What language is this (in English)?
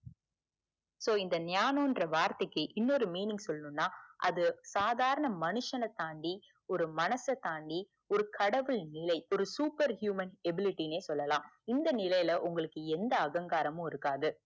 Tamil